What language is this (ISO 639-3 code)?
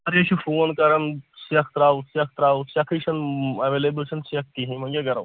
kas